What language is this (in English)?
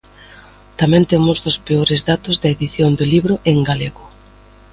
Galician